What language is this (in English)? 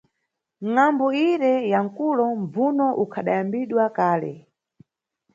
Nyungwe